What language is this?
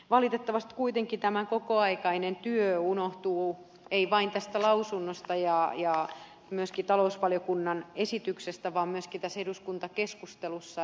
Finnish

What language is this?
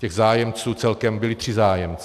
Czech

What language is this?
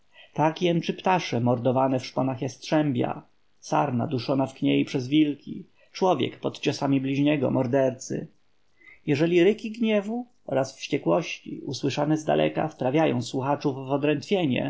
Polish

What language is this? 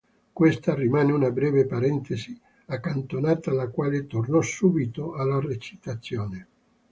Italian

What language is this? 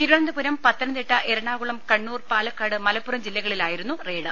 Malayalam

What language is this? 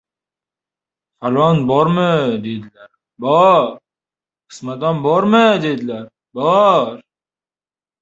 Uzbek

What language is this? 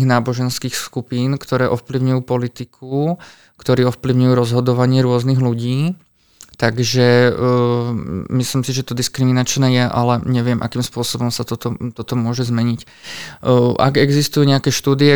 Slovak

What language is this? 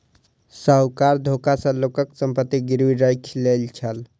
Maithili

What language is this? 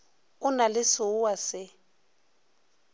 Northern Sotho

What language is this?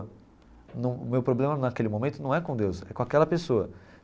Portuguese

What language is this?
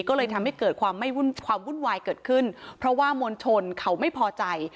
Thai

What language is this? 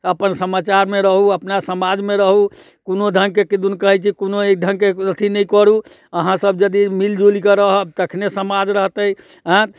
Maithili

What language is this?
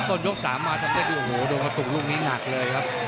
Thai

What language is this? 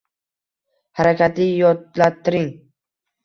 Uzbek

